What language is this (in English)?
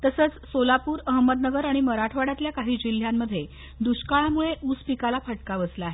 Marathi